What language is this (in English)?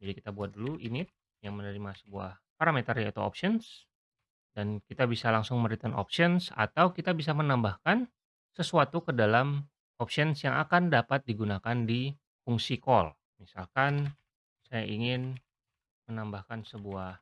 Indonesian